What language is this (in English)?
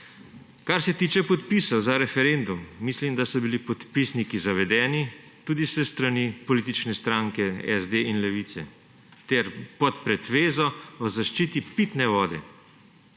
Slovenian